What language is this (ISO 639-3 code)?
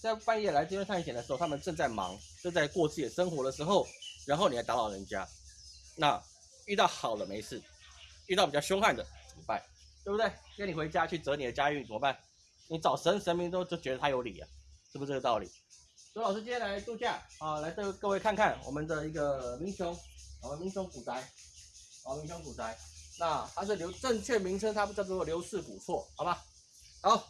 zho